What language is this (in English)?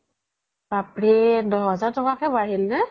Assamese